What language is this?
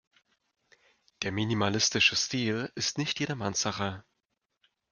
German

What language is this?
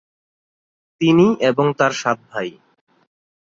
Bangla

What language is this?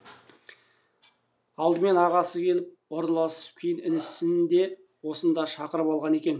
Kazakh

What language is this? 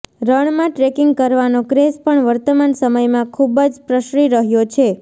Gujarati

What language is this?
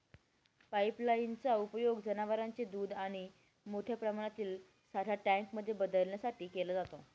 Marathi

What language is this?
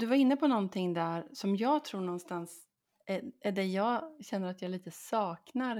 Swedish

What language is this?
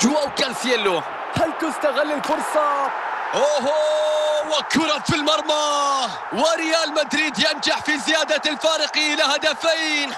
Arabic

